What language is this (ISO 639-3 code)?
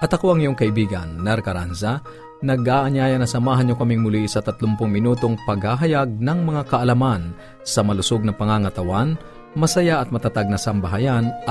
fil